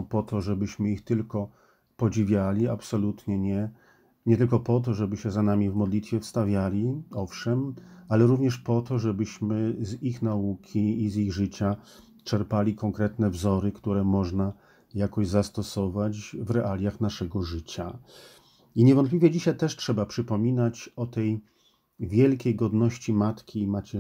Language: Polish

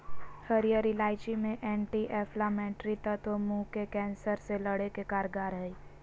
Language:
Magahi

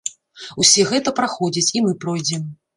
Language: Belarusian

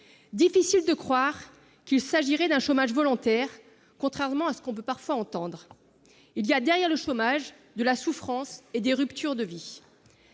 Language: French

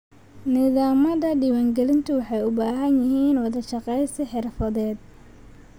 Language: Somali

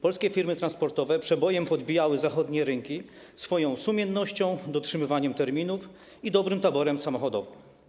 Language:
Polish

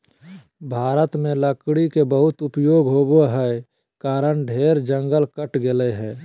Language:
Magahi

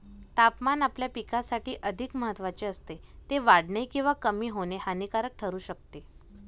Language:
Marathi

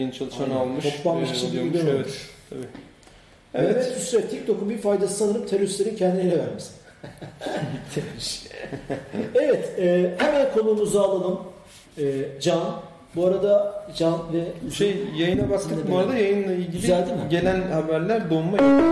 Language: Turkish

